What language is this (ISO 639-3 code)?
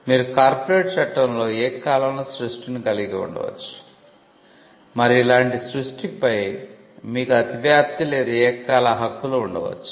tel